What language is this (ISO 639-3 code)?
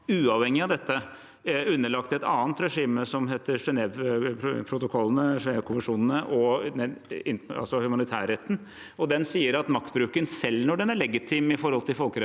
nor